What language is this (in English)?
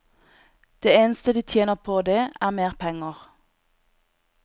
Norwegian